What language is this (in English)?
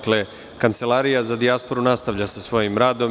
Serbian